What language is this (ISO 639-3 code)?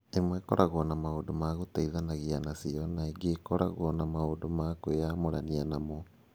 kik